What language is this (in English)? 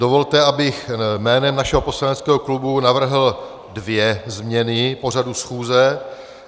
Czech